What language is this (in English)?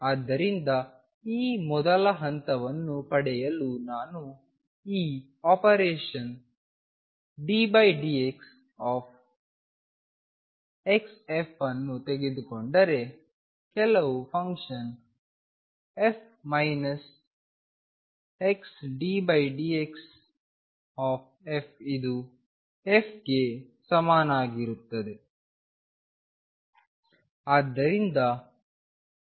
Kannada